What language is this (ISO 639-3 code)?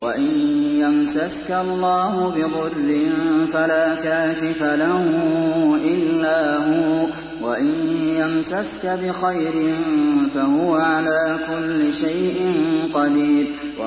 ara